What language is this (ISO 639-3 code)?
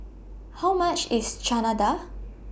eng